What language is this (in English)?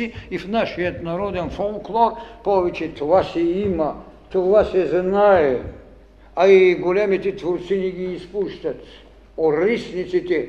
Bulgarian